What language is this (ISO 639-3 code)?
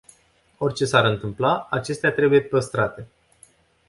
ron